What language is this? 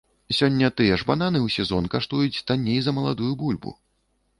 Belarusian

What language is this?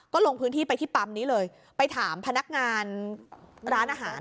Thai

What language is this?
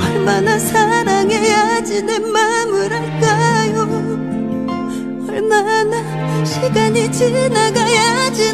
Korean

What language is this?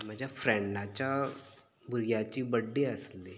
Konkani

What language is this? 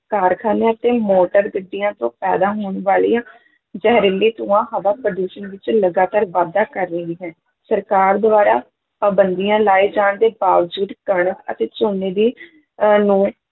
Punjabi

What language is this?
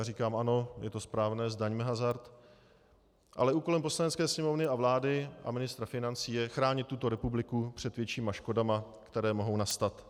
Czech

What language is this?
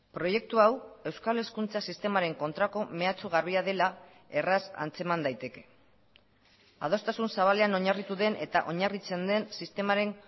Basque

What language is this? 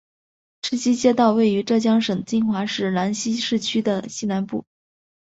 Chinese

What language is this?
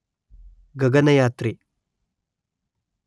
Kannada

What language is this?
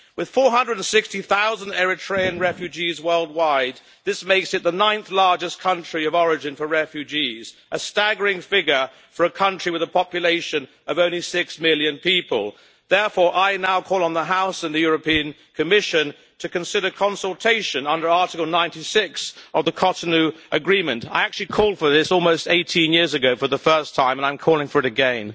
English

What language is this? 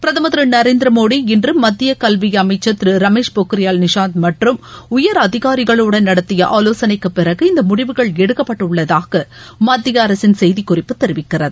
Tamil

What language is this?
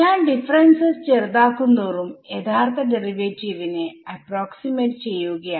Malayalam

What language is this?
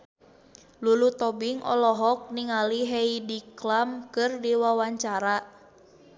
Sundanese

